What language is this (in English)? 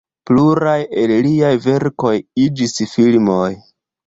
Esperanto